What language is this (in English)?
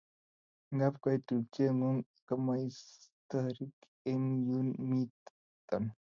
Kalenjin